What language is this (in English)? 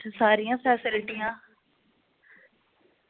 Dogri